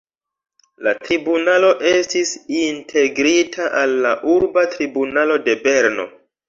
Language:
Esperanto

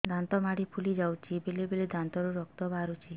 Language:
Odia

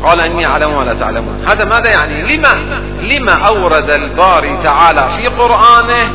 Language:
Arabic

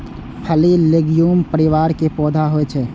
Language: Maithili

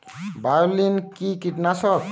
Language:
Bangla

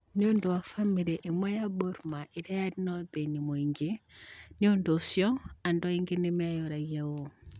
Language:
Kikuyu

